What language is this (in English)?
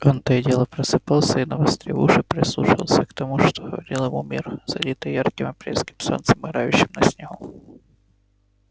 Russian